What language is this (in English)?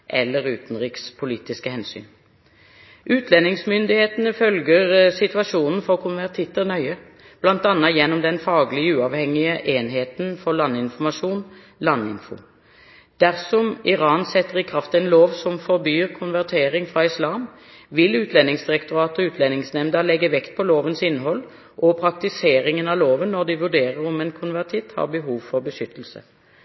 Norwegian Bokmål